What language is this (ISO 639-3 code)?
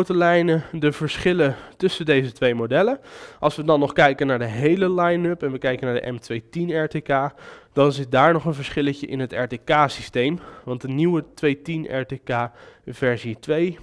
nld